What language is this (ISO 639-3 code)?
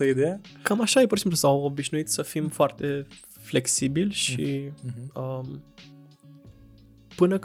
ron